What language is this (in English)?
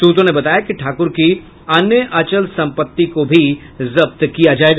Hindi